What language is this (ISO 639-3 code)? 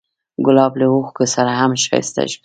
pus